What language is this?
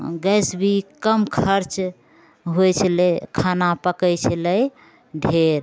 Maithili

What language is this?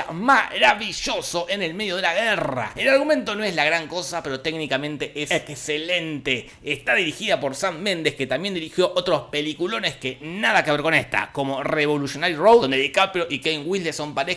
Spanish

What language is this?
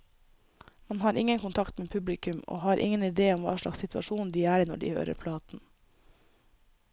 Norwegian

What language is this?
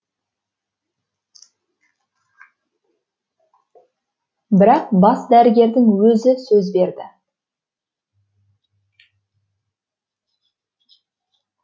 Kazakh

